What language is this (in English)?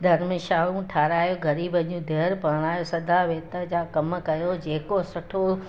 Sindhi